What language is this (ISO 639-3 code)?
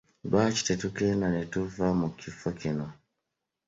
lug